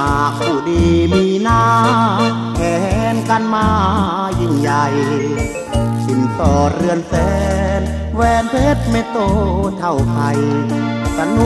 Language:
Thai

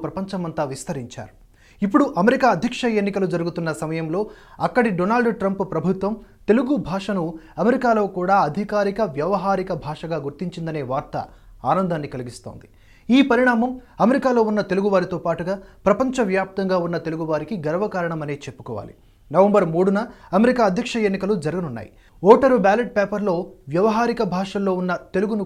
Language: Telugu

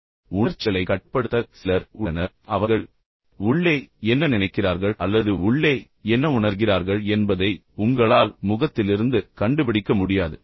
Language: Tamil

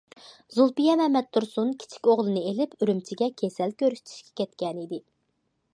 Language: Uyghur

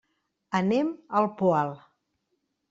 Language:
Catalan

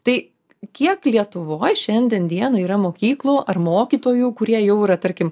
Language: Lithuanian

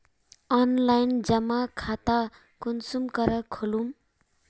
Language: Magahi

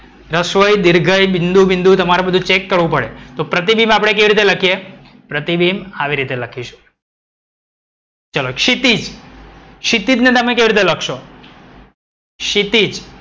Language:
Gujarati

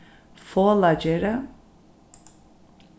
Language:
Faroese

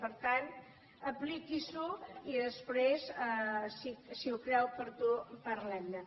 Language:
Catalan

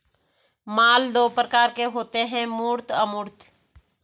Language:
Hindi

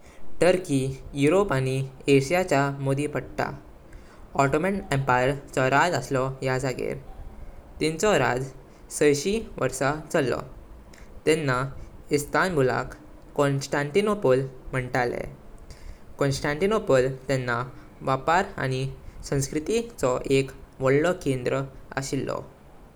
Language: Konkani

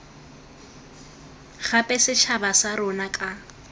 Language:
Tswana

